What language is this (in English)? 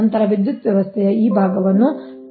Kannada